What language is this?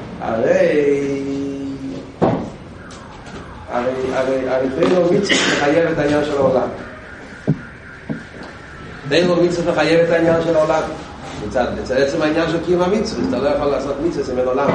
Hebrew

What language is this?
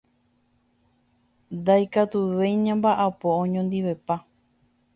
Guarani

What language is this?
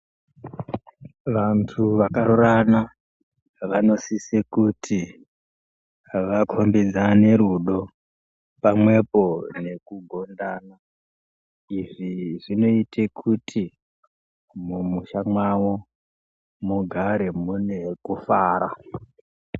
Ndau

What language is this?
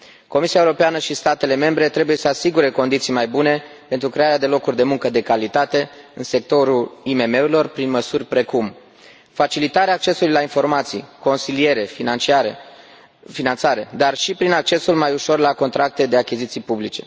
Romanian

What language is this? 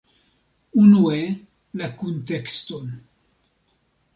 Esperanto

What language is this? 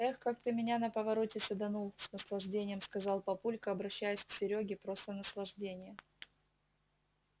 Russian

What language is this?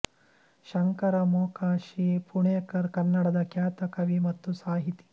Kannada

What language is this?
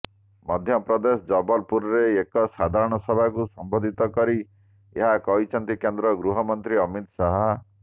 Odia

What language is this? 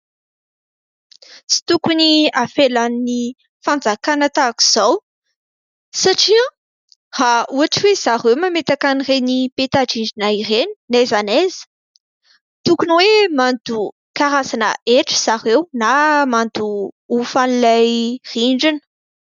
Malagasy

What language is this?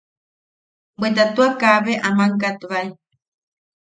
Yaqui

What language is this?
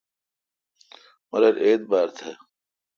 Kalkoti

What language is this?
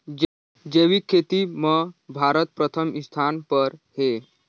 Chhattisgarhi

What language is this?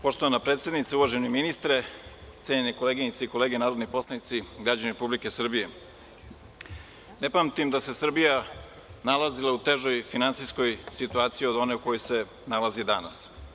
Serbian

